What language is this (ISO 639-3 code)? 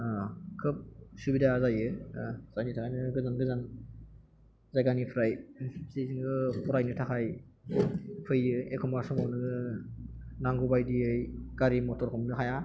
brx